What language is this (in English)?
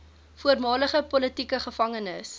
Afrikaans